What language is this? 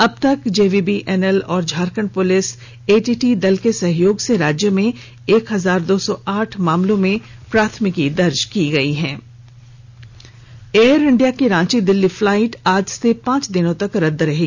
Hindi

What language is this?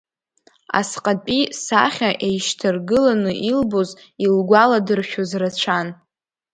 Abkhazian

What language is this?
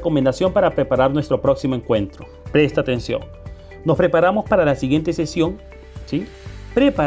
Spanish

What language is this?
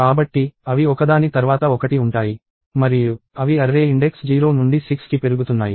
Telugu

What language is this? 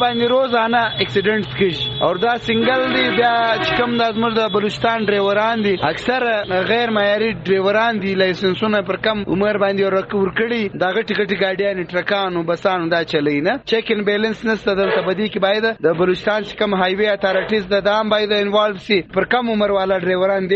Urdu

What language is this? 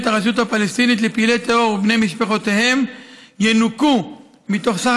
Hebrew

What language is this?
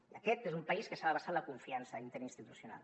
Catalan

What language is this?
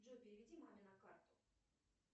Russian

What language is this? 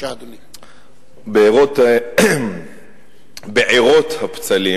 Hebrew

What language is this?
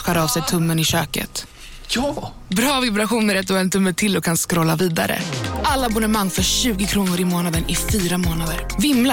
Swedish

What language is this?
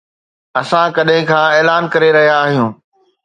Sindhi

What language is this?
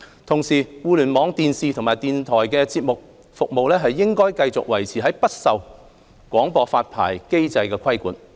Cantonese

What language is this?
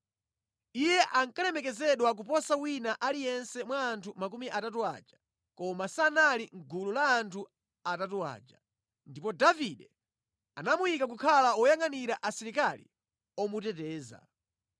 Nyanja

